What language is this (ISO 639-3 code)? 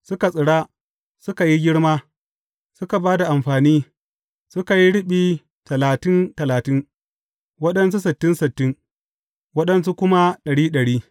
hau